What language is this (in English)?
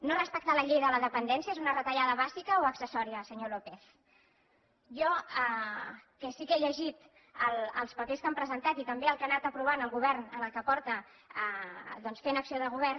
Catalan